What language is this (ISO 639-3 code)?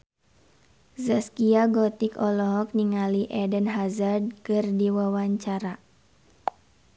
sun